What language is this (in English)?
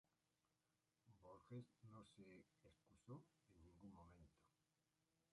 Spanish